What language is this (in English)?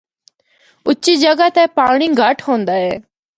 Northern Hindko